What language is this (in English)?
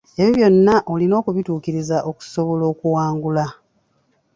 Ganda